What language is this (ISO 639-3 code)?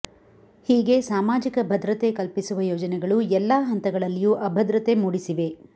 kan